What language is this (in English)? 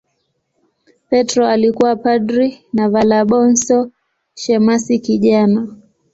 Swahili